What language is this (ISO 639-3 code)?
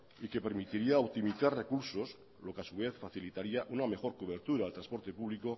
spa